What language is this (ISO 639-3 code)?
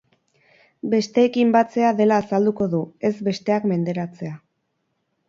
eus